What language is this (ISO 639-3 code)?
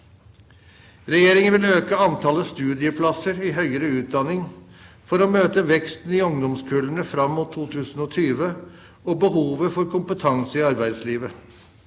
nor